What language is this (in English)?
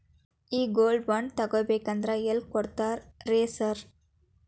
Kannada